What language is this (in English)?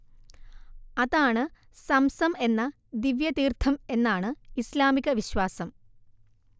Malayalam